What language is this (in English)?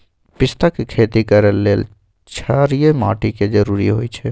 Magahi